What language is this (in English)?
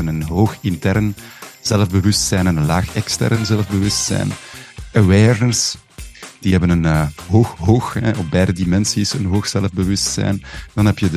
Dutch